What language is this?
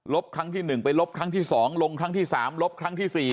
Thai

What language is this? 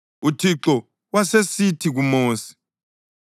North Ndebele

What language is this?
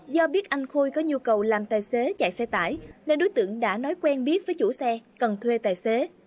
Vietnamese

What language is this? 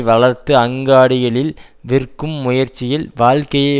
Tamil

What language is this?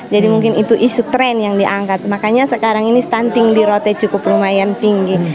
Indonesian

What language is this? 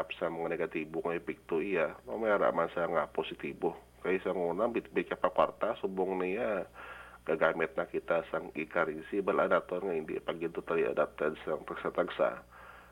Filipino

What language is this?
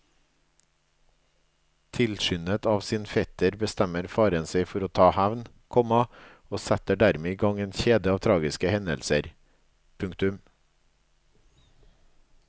Norwegian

